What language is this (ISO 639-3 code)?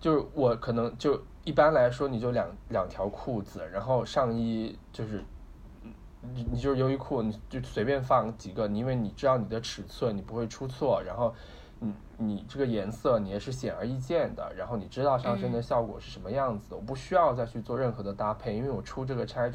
zho